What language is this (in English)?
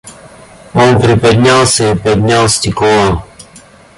Russian